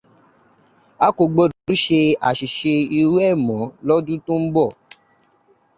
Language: Yoruba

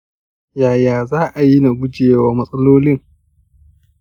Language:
Hausa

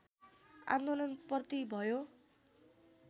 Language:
Nepali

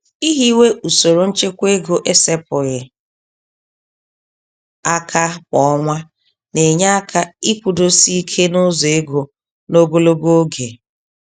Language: Igbo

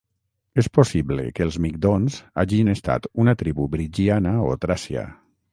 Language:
Catalan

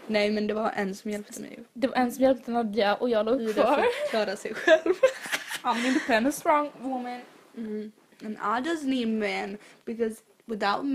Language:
Swedish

